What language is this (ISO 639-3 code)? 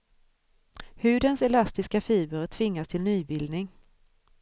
swe